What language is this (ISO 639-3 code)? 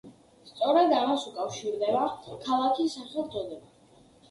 kat